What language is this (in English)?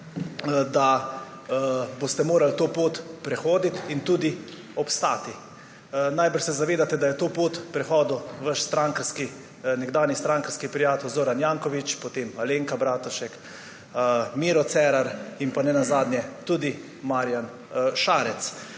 Slovenian